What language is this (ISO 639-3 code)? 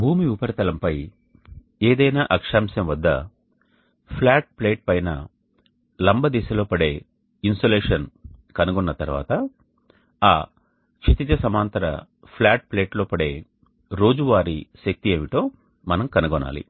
tel